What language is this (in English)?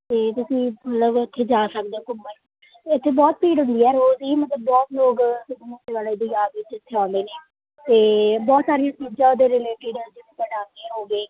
Punjabi